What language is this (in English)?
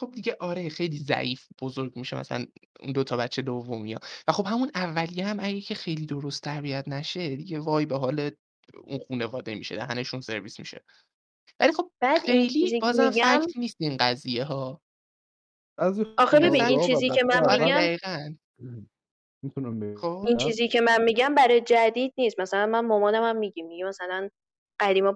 Persian